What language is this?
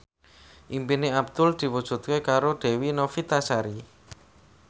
Javanese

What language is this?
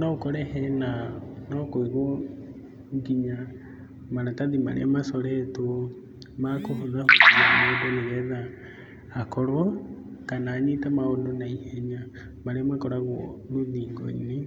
Kikuyu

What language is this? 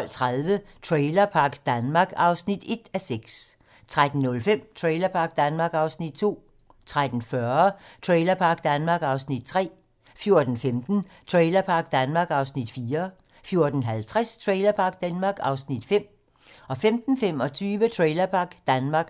Danish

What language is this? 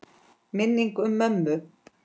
Icelandic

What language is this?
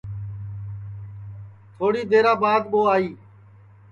Sansi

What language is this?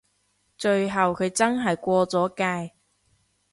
Cantonese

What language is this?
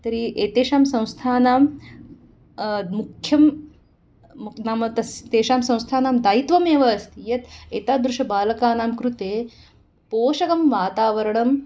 Sanskrit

